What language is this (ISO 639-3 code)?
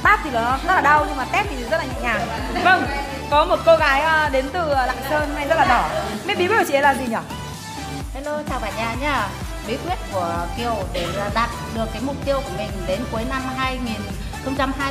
vie